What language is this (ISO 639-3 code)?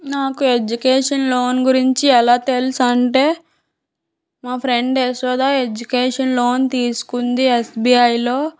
tel